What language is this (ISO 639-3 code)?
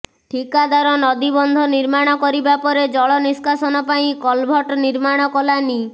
ori